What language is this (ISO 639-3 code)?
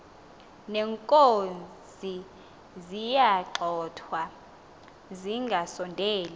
xho